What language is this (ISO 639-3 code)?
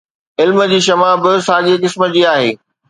snd